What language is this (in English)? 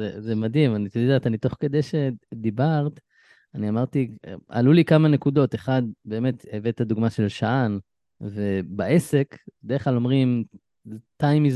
Hebrew